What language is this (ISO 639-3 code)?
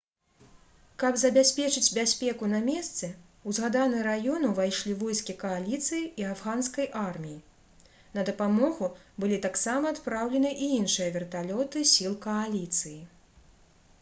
bel